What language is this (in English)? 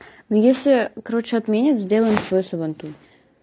Russian